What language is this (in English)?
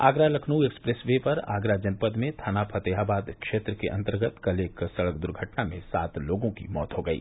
Hindi